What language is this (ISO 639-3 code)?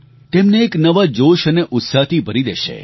guj